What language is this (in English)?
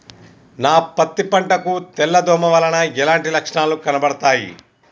Telugu